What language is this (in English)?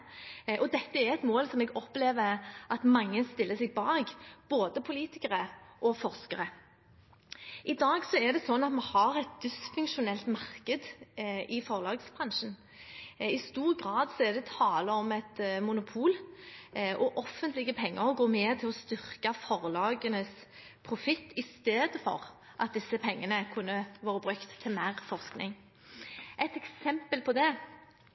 Norwegian Bokmål